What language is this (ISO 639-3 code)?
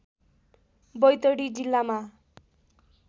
nep